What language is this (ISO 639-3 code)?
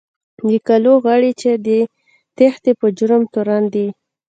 pus